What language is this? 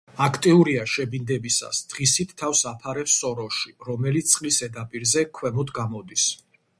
Georgian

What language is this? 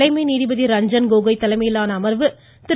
Tamil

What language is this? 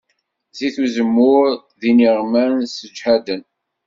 Kabyle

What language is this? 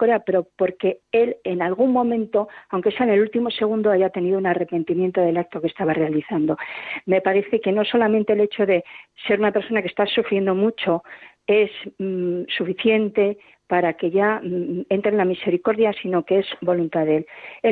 Spanish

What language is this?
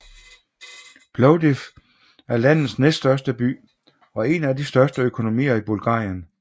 Danish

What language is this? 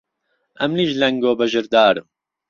Central Kurdish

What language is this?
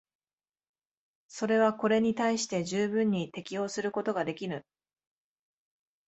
Japanese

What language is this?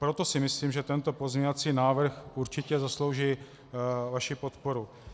Czech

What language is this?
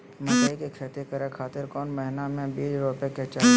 Magahi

